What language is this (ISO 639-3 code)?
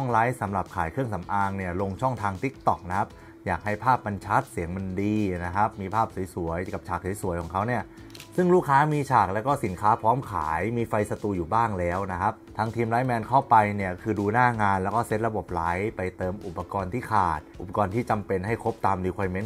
tha